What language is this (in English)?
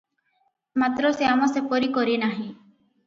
Odia